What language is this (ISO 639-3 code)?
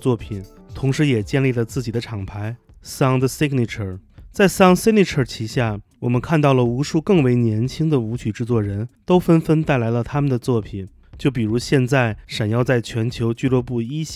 zho